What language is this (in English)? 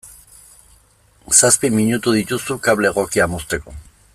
Basque